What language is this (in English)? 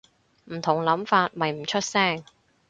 Cantonese